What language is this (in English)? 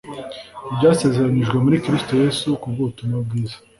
Kinyarwanda